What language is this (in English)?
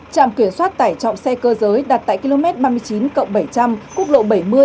Vietnamese